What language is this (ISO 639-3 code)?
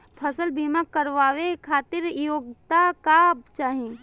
bho